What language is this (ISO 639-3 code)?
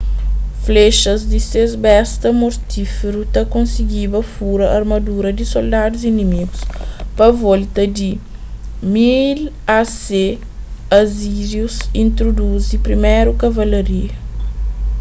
kea